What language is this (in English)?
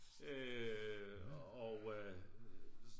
Danish